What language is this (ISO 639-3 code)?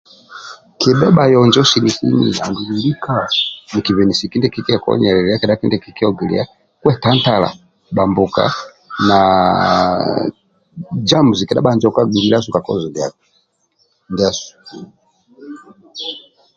rwm